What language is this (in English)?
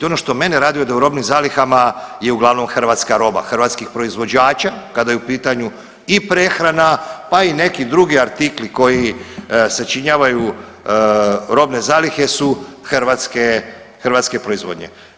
Croatian